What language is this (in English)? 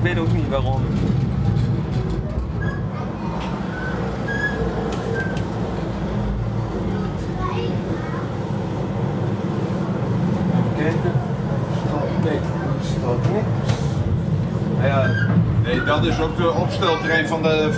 Dutch